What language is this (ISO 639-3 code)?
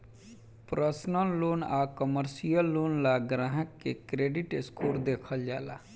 bho